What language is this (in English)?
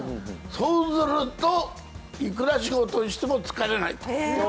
Japanese